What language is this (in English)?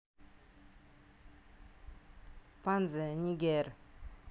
Russian